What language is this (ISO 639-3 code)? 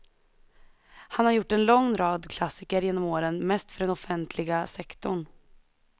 swe